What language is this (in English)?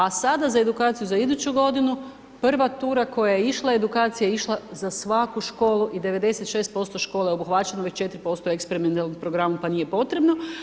Croatian